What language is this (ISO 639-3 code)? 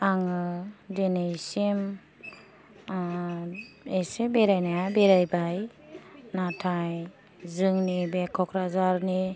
brx